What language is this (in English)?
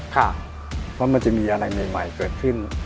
Thai